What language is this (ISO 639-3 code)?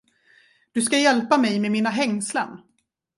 swe